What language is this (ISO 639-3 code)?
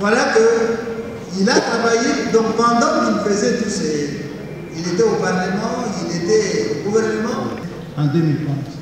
fra